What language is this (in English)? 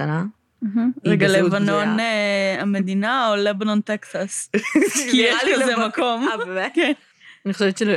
Hebrew